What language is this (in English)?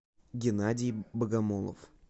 Russian